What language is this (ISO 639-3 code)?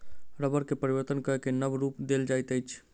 mai